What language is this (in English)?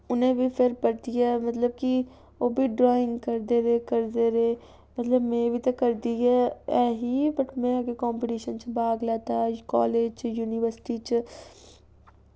Dogri